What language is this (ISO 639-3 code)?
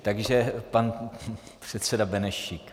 ces